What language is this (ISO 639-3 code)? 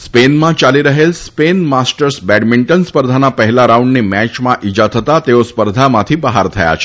guj